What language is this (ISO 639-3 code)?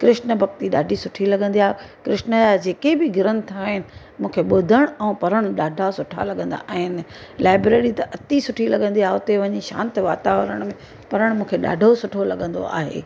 snd